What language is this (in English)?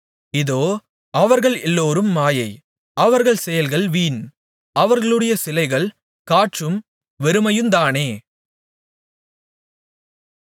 Tamil